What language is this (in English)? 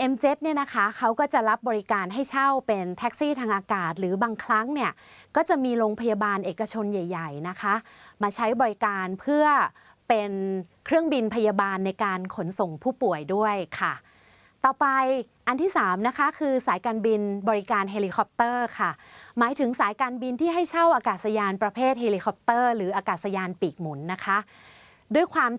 Thai